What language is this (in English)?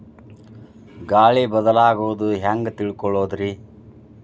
Kannada